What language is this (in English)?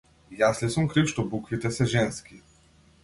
Macedonian